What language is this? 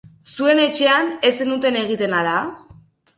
Basque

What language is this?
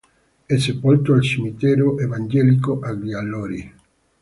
Italian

